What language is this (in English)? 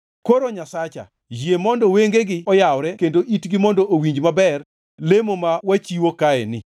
Luo (Kenya and Tanzania)